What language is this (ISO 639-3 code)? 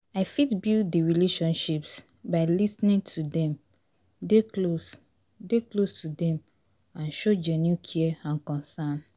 pcm